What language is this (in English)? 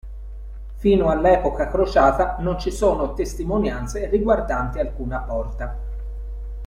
Italian